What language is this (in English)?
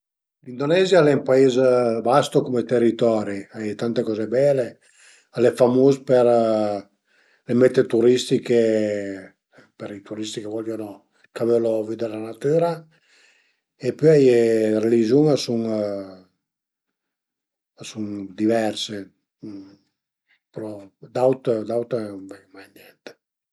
Piedmontese